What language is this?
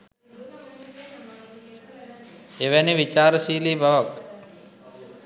Sinhala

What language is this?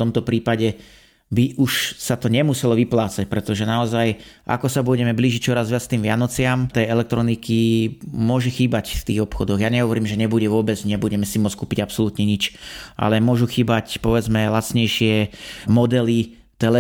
Slovak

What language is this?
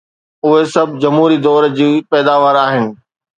Sindhi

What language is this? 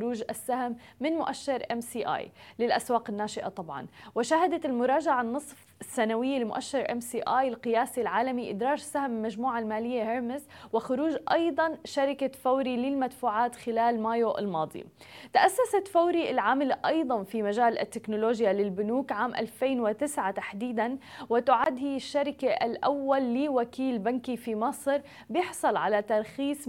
Arabic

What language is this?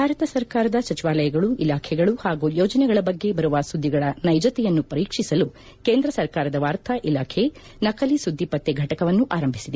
Kannada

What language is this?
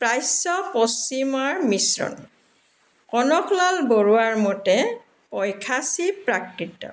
Assamese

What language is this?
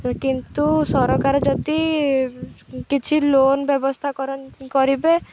Odia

